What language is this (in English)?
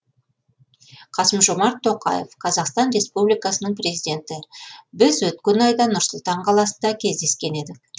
Kazakh